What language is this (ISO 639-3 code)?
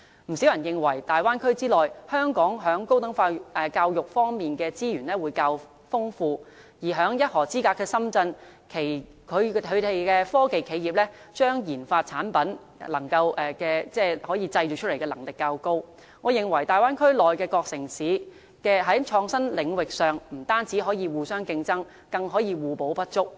yue